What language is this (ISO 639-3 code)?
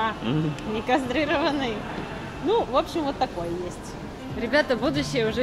rus